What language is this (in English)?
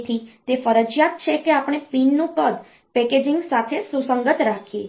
Gujarati